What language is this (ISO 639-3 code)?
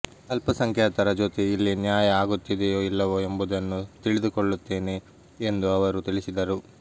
kan